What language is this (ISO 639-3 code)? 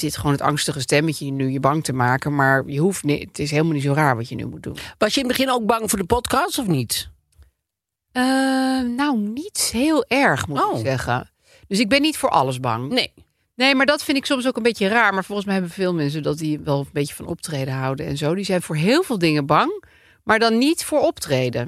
nld